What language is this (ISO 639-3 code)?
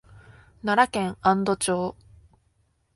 jpn